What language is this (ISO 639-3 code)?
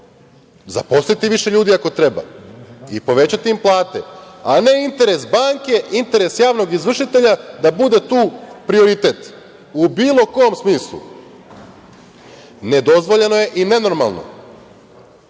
srp